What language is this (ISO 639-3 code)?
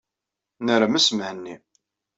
kab